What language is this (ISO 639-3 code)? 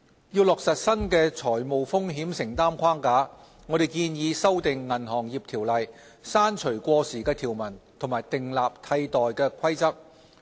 yue